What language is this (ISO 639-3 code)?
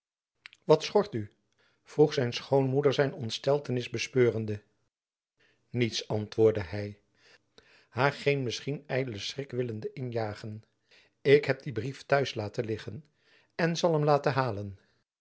nld